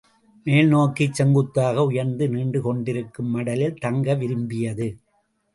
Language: Tamil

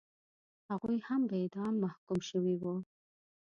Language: Pashto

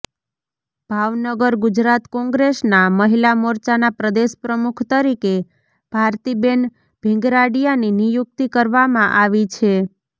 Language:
Gujarati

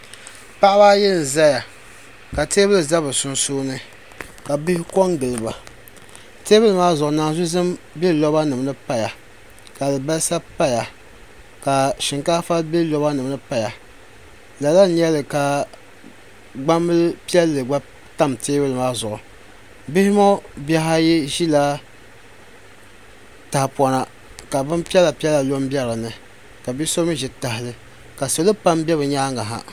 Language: Dagbani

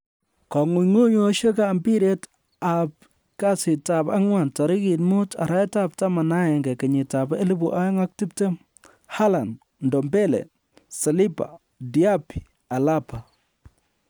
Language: Kalenjin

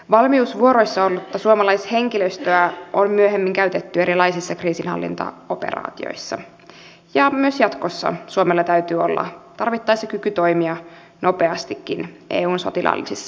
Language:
Finnish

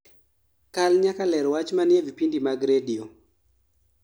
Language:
Luo (Kenya and Tanzania)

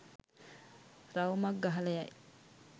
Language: Sinhala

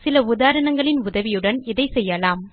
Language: Tamil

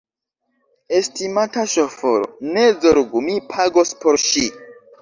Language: Esperanto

